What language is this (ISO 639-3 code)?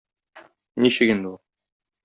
tat